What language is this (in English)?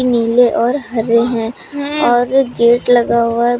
Hindi